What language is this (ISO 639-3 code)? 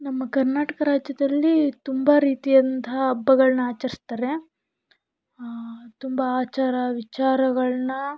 kan